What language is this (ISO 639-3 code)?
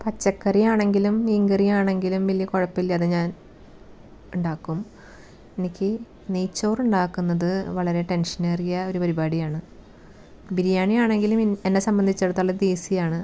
mal